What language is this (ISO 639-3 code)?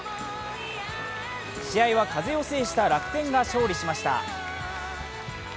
jpn